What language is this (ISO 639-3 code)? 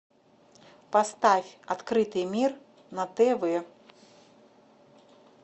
rus